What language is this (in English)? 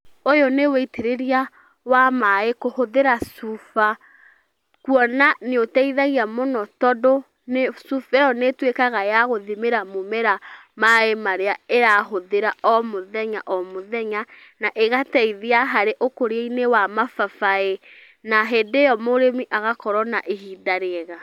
Kikuyu